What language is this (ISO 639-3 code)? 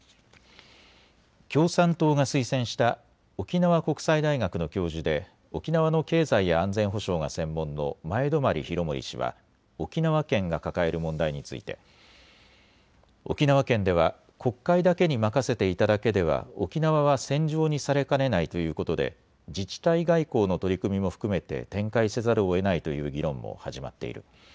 jpn